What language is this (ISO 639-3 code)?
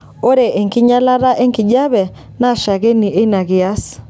mas